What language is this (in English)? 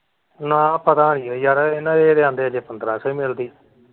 Punjabi